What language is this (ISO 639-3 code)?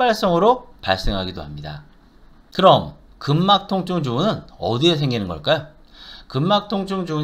kor